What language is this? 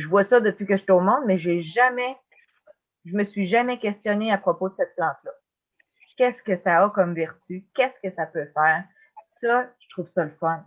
French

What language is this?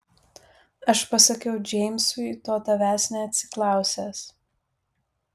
Lithuanian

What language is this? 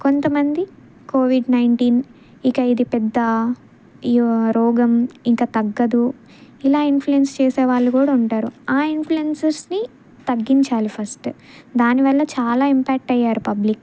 Telugu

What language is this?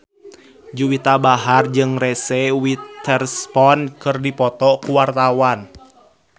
Sundanese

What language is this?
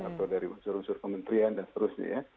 Indonesian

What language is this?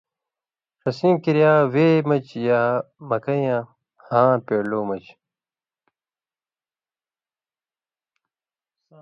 Indus Kohistani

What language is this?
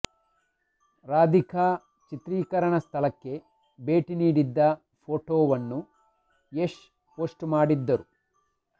Kannada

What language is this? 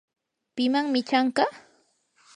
Yanahuanca Pasco Quechua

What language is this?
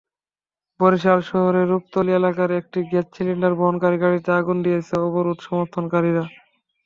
Bangla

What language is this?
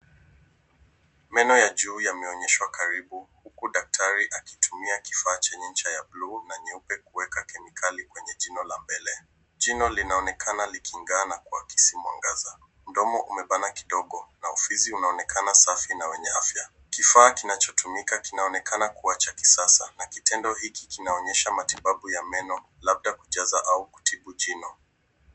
Swahili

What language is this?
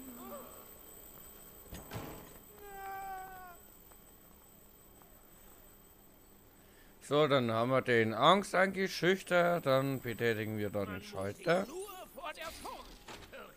German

